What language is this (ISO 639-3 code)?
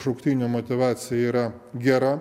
lit